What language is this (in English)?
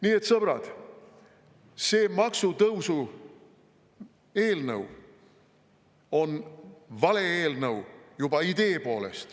Estonian